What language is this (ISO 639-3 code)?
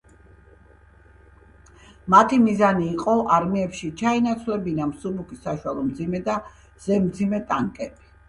kat